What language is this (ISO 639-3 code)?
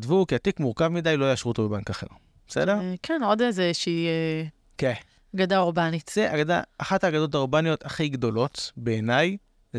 heb